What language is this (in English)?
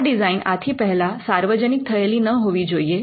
Gujarati